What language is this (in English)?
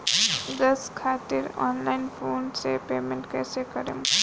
Bhojpuri